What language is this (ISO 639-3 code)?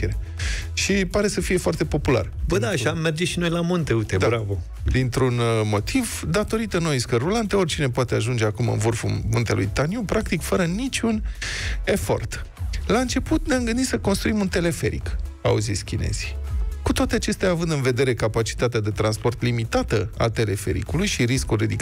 ron